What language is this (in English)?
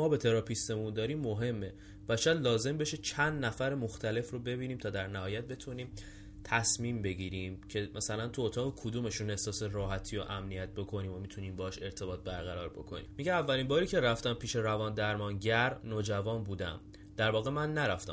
Persian